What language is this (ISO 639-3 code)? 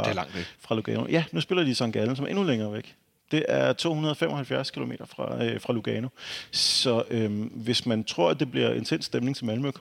dan